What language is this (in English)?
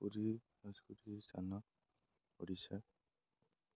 Odia